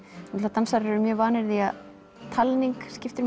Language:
Icelandic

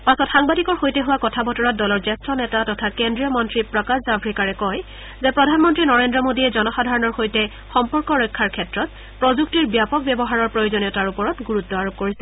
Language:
Assamese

